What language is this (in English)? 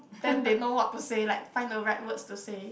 English